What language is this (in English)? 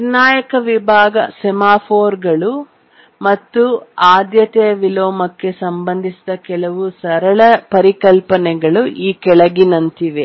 Kannada